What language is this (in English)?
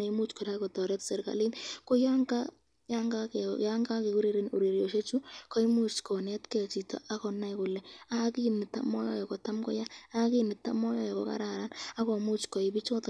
Kalenjin